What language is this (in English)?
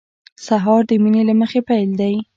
Pashto